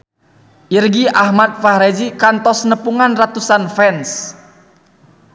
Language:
Sundanese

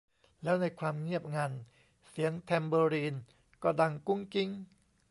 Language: Thai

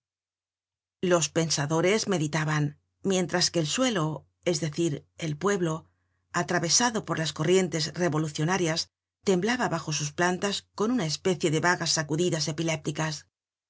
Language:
Spanish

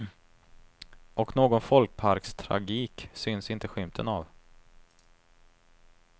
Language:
Swedish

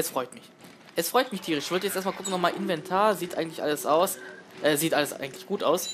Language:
German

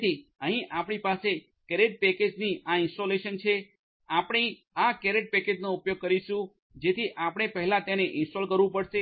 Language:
Gujarati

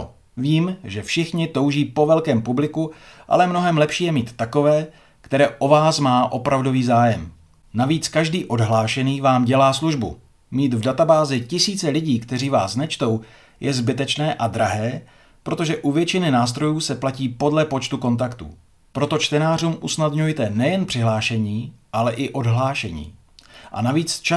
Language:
Czech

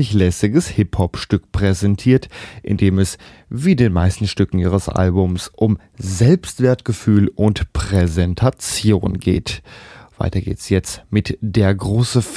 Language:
German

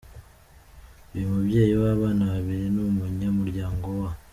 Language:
Kinyarwanda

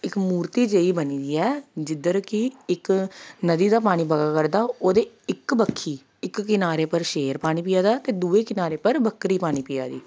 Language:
Dogri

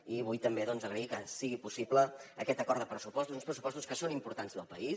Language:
Catalan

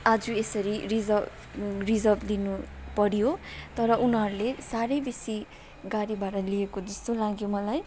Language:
Nepali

